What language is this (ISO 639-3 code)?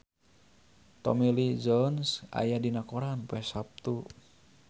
sun